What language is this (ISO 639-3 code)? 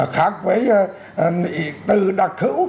vie